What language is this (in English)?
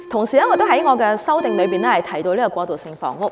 Cantonese